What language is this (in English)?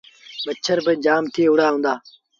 Sindhi Bhil